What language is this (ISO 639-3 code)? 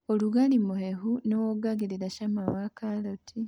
kik